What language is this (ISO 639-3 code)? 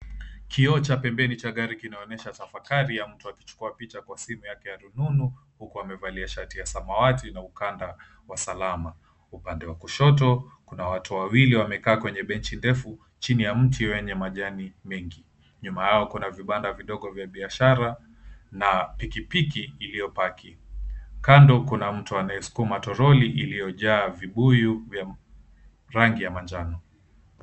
swa